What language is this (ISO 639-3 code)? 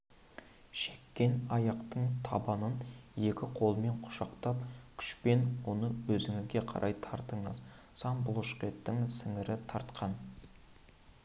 kaz